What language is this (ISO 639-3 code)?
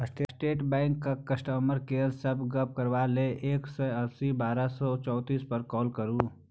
mai